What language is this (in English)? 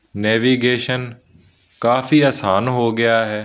Punjabi